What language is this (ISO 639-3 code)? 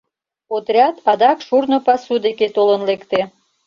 chm